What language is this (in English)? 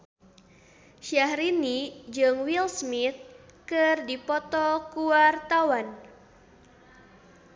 Sundanese